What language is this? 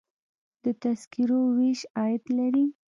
Pashto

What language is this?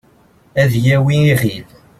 Kabyle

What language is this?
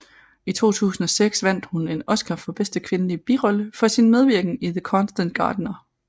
Danish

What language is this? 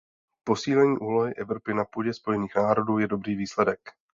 Czech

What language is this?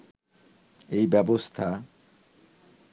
Bangla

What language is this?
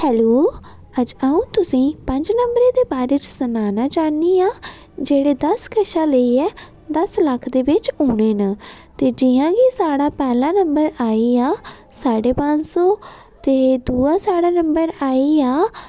Dogri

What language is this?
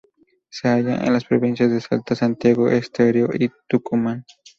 Spanish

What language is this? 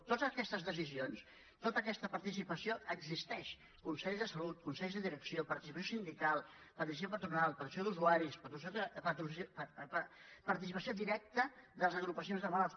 Catalan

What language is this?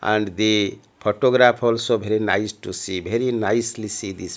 English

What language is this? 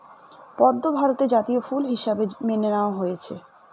Bangla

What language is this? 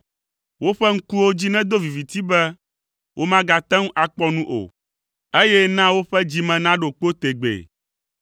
Ewe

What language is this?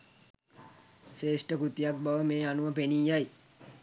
Sinhala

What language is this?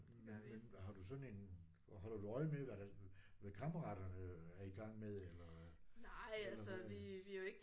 Danish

